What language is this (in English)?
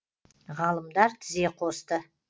Kazakh